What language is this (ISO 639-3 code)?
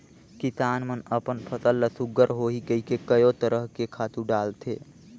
hne